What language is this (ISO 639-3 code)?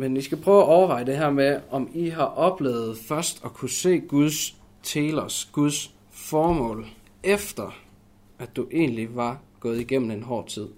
dan